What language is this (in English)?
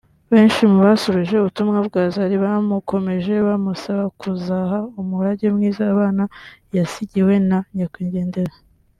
Kinyarwanda